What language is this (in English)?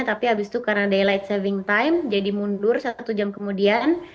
Indonesian